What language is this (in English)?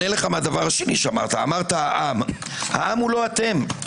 Hebrew